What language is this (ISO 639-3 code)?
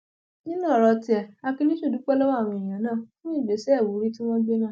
yor